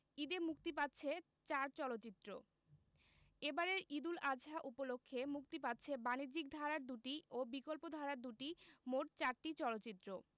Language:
Bangla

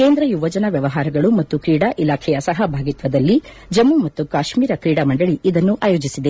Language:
Kannada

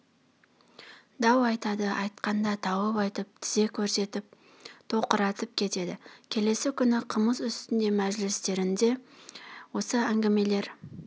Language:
Kazakh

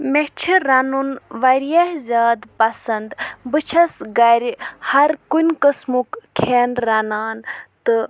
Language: Kashmiri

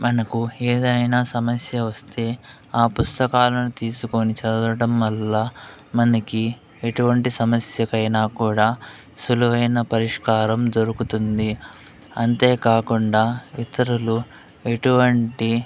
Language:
Telugu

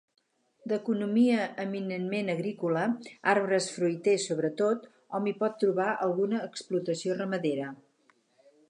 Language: Catalan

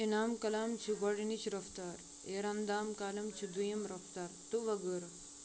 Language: Kashmiri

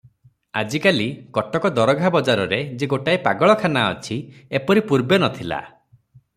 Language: Odia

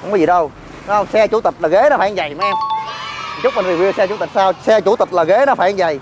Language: Vietnamese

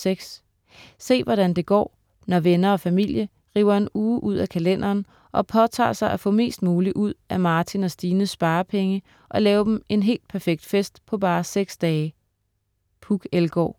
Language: Danish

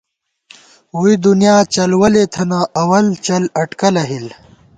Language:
Gawar-Bati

